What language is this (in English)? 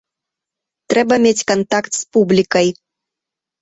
Belarusian